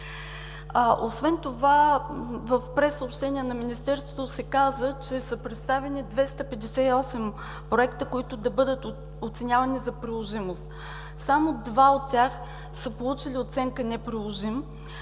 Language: Bulgarian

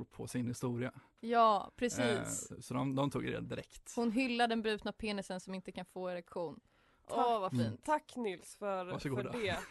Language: Swedish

